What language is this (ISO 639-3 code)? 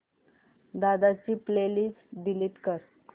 mar